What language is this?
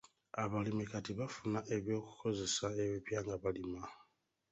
Ganda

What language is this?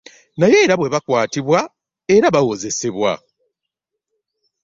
Ganda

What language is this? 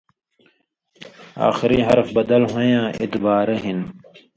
Indus Kohistani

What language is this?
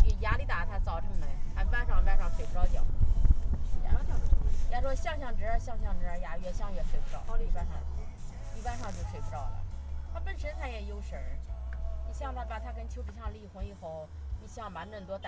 Chinese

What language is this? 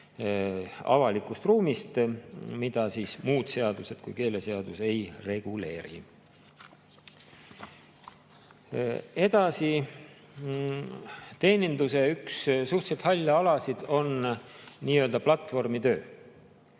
Estonian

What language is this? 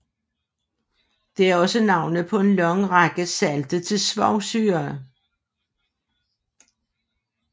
Danish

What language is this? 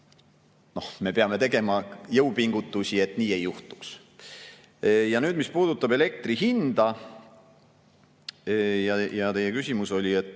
Estonian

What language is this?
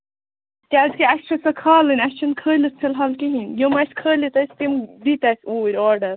Kashmiri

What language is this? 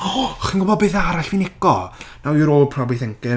Welsh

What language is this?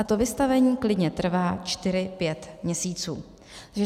Czech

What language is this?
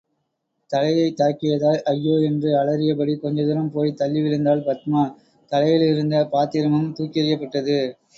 Tamil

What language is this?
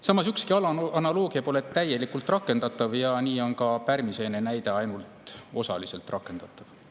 Estonian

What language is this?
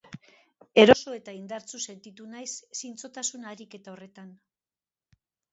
Basque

